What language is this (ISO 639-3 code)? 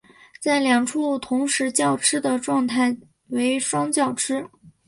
zho